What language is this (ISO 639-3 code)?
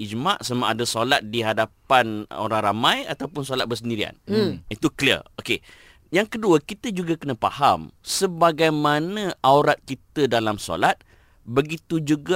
msa